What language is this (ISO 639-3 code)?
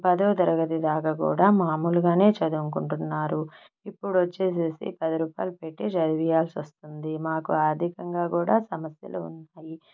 tel